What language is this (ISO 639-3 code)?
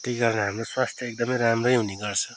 nep